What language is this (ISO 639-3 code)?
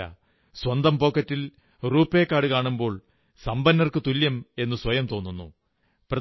mal